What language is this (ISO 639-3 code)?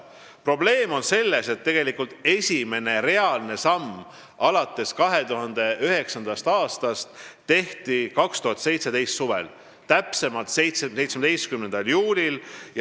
est